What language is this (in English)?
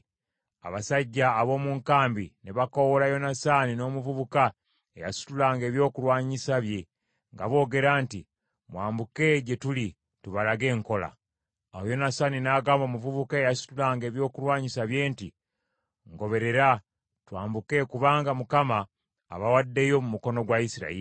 Ganda